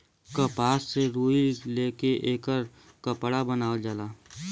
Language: Bhojpuri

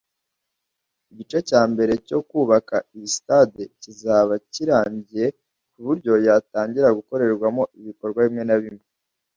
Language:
Kinyarwanda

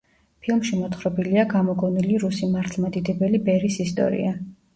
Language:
Georgian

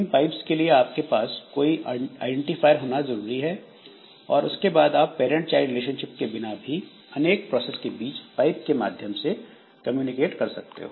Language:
Hindi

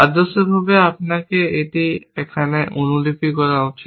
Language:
Bangla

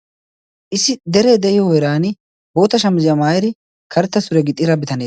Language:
Wolaytta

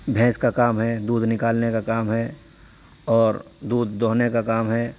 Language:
Urdu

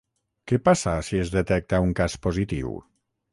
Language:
Catalan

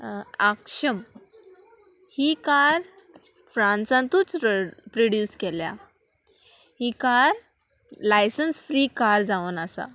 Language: Konkani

